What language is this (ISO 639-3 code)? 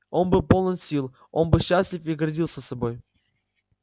rus